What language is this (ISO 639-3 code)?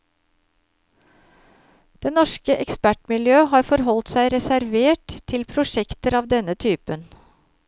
nor